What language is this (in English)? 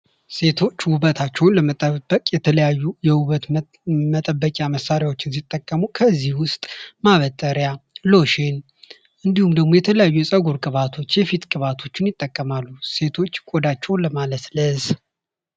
Amharic